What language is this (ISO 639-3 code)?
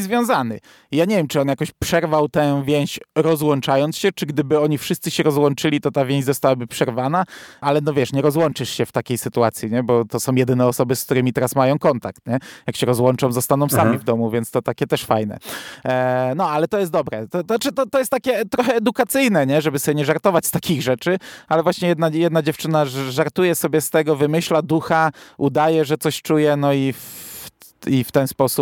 pol